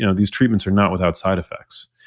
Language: English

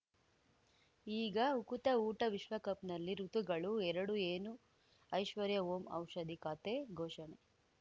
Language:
Kannada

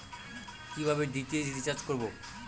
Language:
Bangla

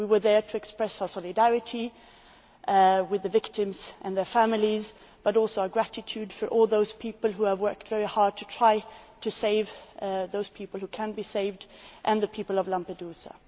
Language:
English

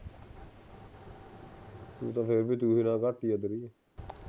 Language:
Punjabi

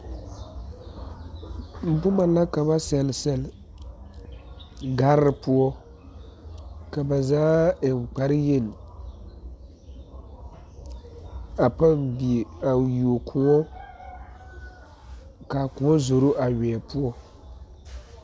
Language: Southern Dagaare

